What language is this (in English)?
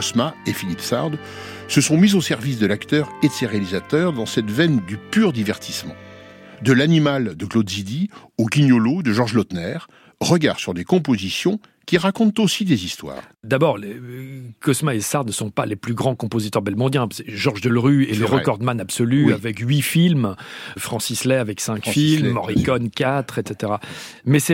French